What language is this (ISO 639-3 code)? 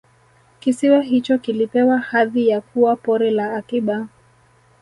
swa